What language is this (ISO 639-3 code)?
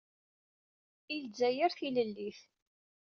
kab